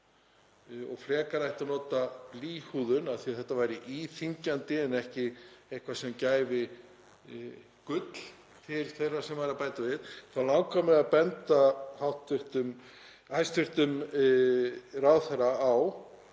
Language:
Icelandic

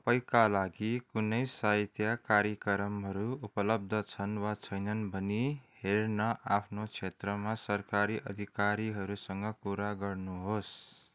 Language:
Nepali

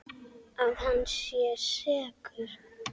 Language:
Icelandic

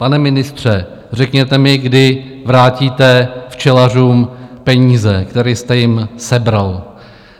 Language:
Czech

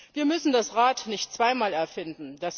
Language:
German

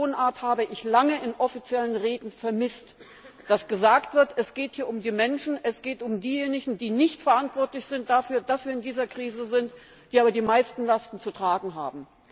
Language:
German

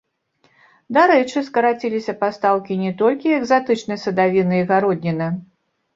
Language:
Belarusian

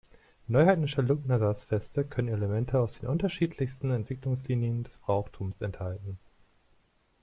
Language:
German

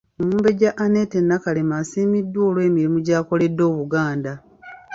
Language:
Ganda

